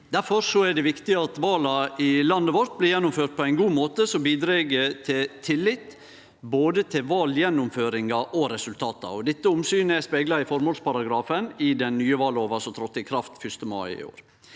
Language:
Norwegian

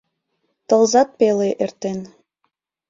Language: Mari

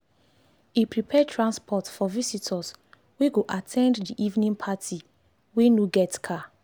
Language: Nigerian Pidgin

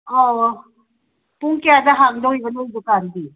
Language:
Manipuri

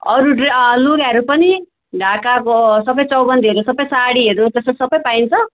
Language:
Nepali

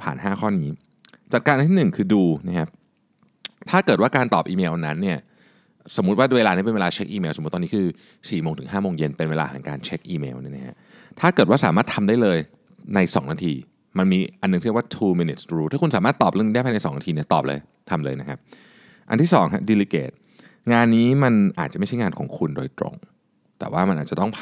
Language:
Thai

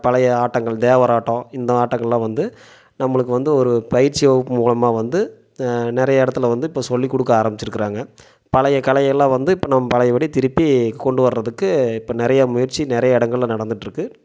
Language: Tamil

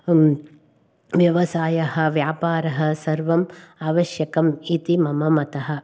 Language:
Sanskrit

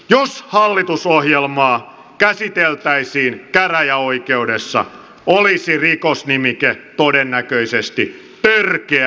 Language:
Finnish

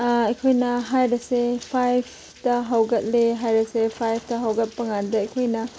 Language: Manipuri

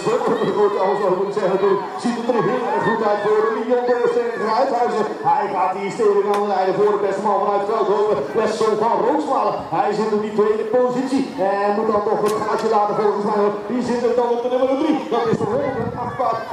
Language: Dutch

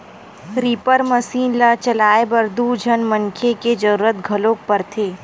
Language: Chhattisgarhi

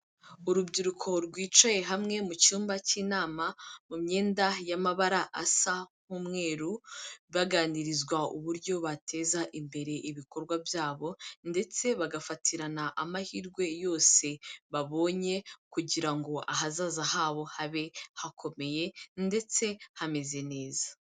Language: Kinyarwanda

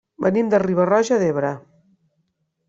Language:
Catalan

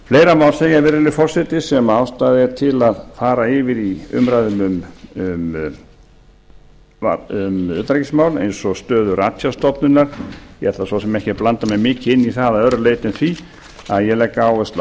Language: Icelandic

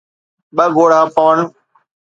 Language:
Sindhi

